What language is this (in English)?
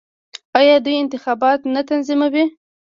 Pashto